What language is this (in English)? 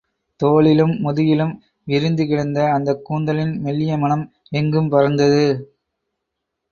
Tamil